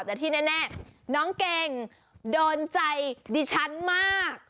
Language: Thai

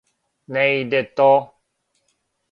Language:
Serbian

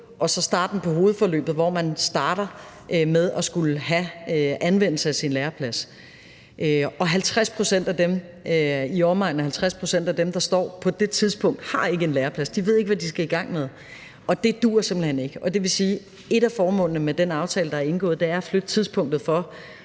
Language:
Danish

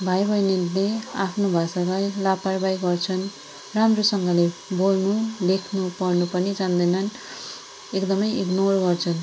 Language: Nepali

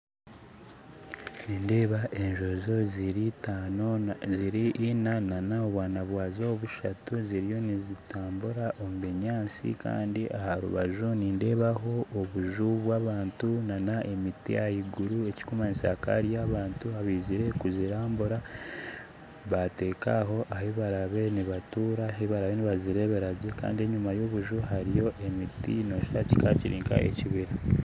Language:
Nyankole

